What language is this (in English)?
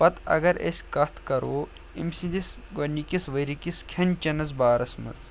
Kashmiri